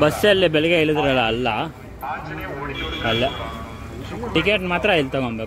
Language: English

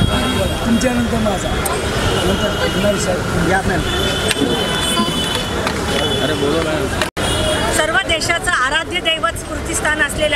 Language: Hindi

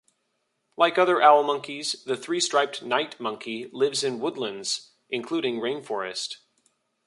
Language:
English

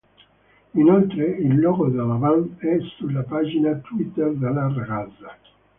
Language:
Italian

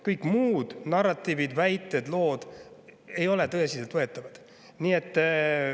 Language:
Estonian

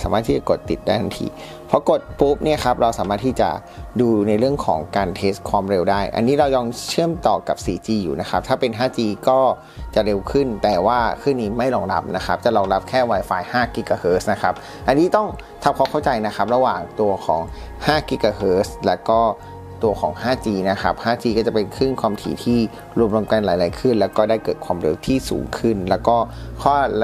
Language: Thai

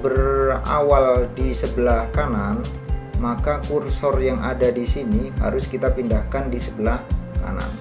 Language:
Indonesian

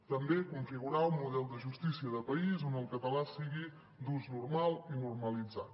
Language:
Catalan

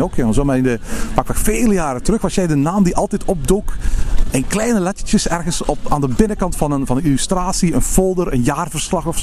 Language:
Dutch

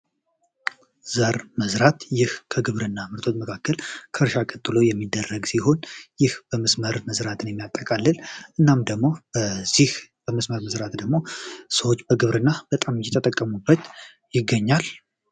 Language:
Amharic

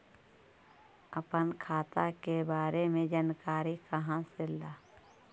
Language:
Magahi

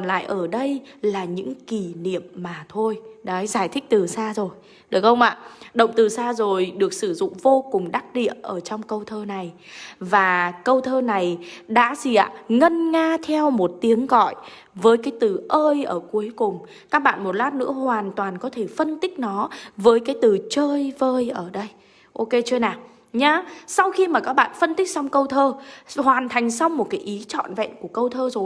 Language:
Vietnamese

